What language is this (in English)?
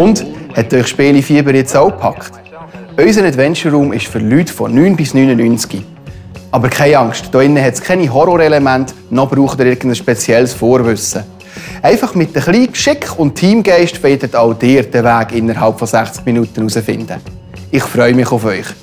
German